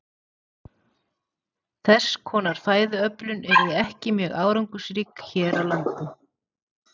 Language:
Icelandic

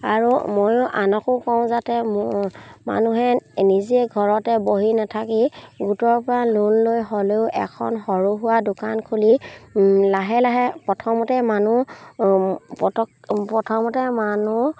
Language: Assamese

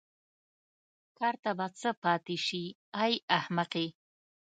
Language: Pashto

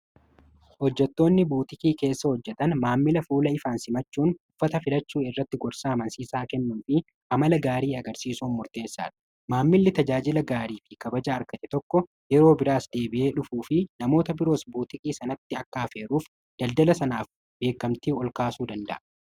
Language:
Oromo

